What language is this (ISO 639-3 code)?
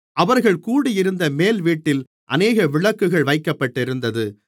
tam